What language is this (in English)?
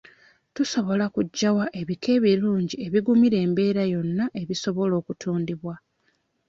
Ganda